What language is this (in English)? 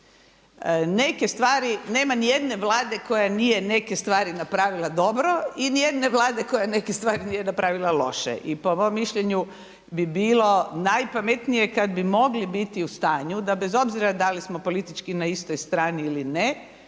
Croatian